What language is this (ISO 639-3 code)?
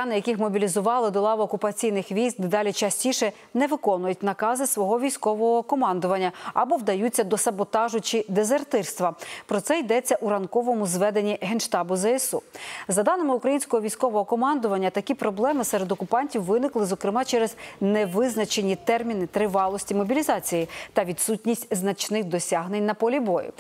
ukr